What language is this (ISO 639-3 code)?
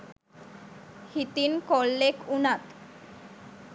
sin